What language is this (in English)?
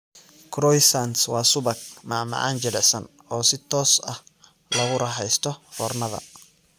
Somali